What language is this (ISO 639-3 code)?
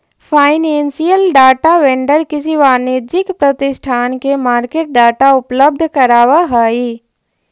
mag